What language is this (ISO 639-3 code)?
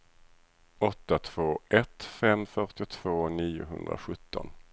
swe